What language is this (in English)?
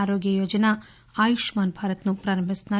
Telugu